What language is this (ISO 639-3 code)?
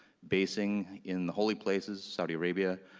eng